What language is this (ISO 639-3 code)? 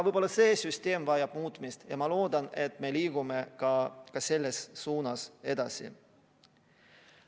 est